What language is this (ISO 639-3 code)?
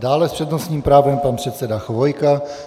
ces